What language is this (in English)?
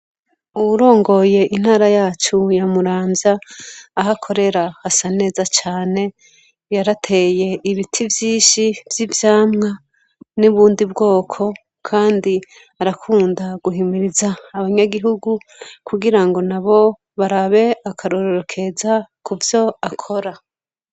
Rundi